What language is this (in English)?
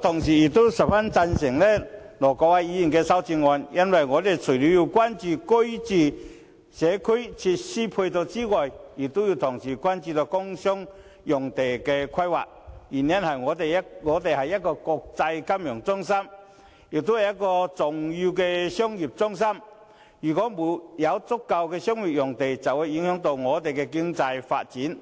Cantonese